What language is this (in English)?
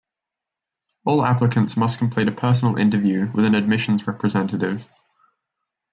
English